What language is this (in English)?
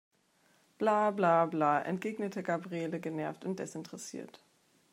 German